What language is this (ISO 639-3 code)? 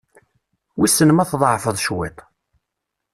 kab